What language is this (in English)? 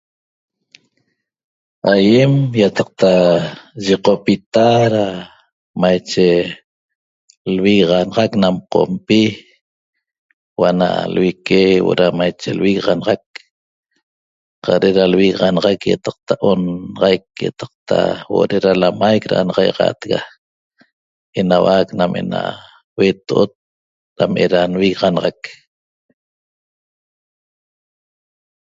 Toba